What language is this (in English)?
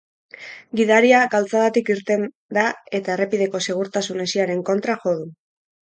Basque